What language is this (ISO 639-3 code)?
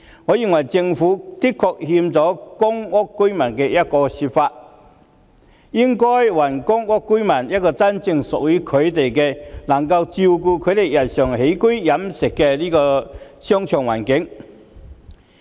yue